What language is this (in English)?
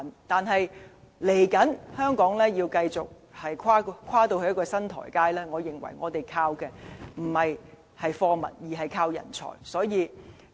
Cantonese